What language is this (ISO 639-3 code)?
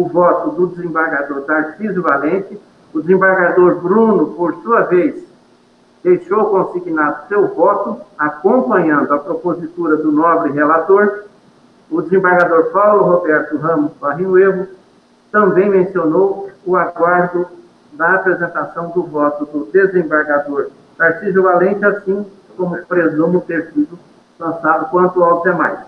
por